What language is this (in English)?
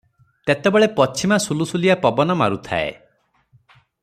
Odia